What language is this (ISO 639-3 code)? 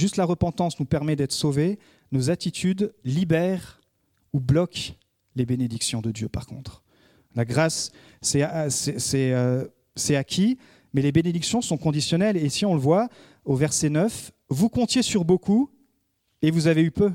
fra